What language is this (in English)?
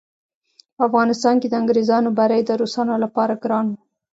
Pashto